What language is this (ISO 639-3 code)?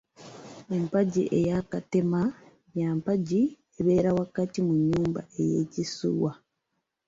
lug